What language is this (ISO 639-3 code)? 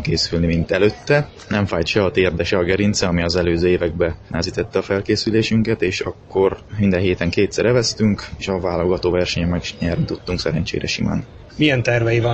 hun